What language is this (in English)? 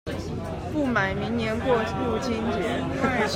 Chinese